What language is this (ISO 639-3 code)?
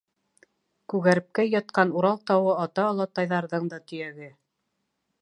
bak